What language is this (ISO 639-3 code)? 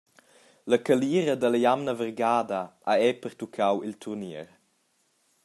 roh